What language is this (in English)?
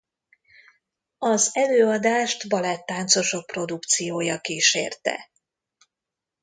Hungarian